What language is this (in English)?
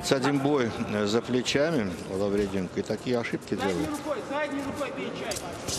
Russian